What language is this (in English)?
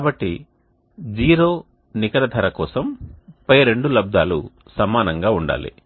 Telugu